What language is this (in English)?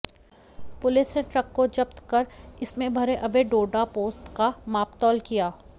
Hindi